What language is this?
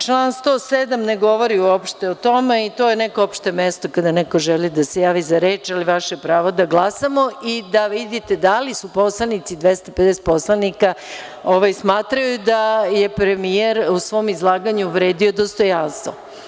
Serbian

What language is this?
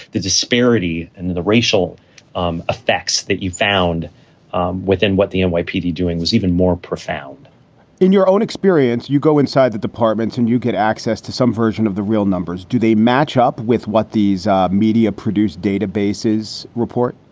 English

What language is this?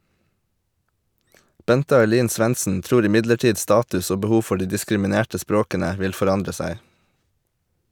Norwegian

